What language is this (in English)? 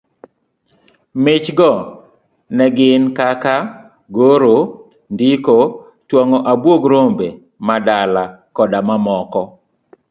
Luo (Kenya and Tanzania)